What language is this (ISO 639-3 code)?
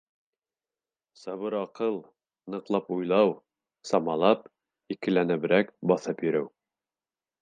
bak